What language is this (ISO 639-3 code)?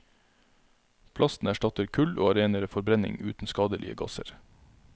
nor